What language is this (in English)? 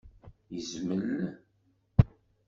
Kabyle